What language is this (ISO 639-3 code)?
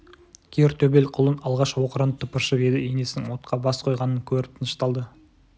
kaz